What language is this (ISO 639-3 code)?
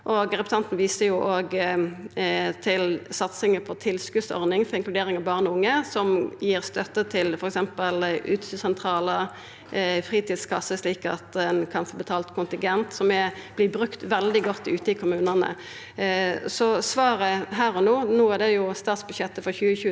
nor